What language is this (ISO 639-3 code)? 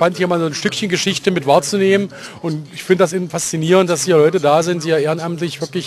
deu